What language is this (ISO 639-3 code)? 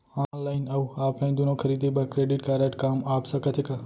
hne